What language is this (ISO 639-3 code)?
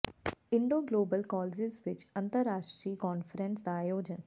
pan